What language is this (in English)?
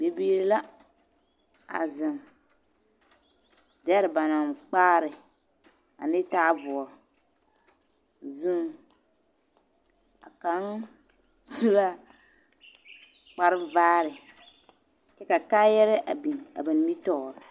Southern Dagaare